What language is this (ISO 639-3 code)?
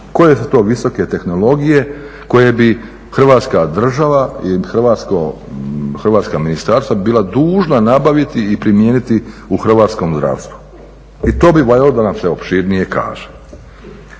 hrv